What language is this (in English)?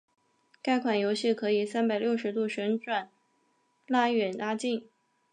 Chinese